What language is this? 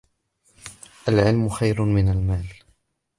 Arabic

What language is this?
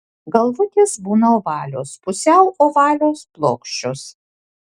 Lithuanian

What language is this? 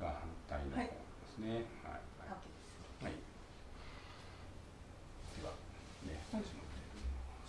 Japanese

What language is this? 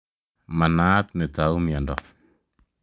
Kalenjin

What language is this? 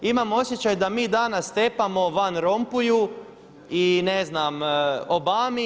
Croatian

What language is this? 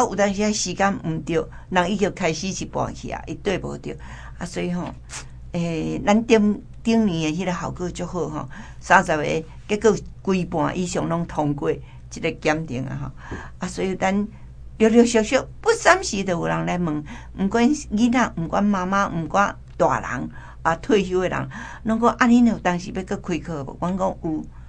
Chinese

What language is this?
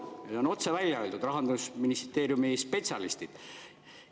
Estonian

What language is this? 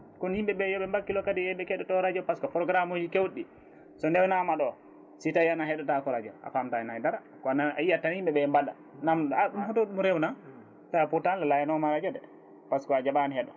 Fula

